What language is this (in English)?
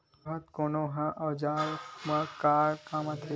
Chhattisgarhi